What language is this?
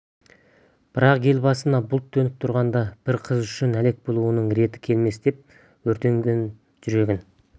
Kazakh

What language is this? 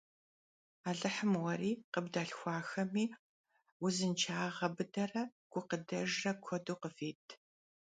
Kabardian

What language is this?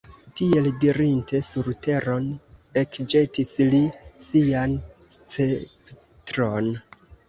Esperanto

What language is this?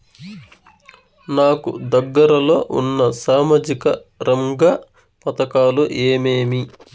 Telugu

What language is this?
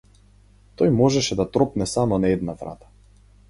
Macedonian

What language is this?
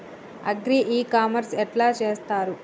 Telugu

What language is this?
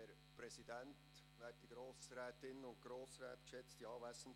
Swiss German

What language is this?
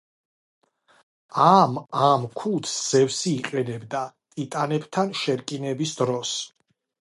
Georgian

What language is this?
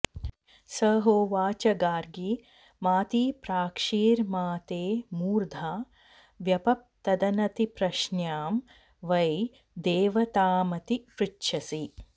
Sanskrit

